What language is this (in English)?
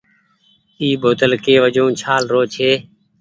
Goaria